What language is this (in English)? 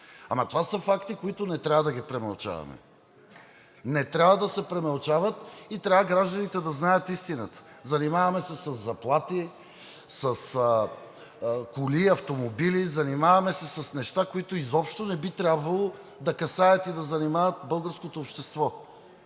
Bulgarian